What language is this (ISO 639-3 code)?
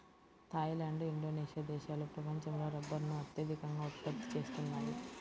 tel